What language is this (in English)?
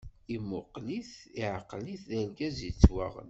Kabyle